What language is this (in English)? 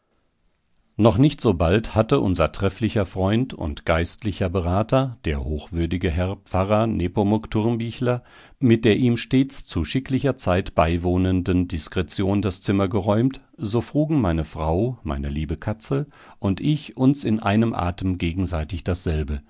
German